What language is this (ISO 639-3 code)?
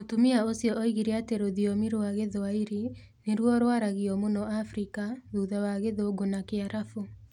kik